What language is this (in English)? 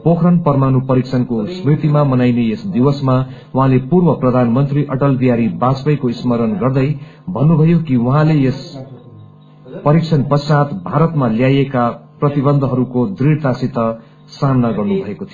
Nepali